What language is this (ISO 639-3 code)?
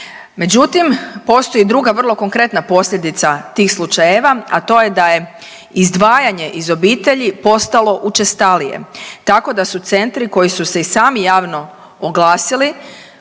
hrv